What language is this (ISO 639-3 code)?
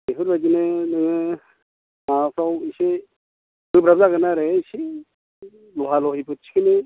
brx